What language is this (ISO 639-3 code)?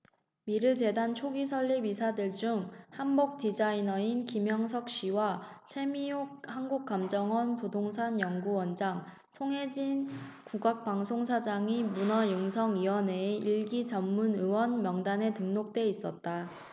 kor